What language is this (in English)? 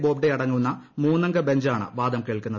Malayalam